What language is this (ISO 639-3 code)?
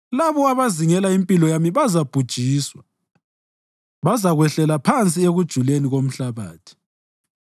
nde